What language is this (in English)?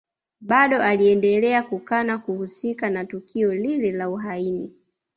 Swahili